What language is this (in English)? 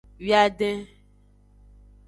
Aja (Benin)